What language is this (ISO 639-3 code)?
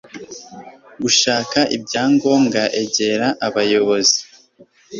kin